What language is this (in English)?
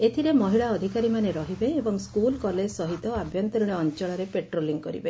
Odia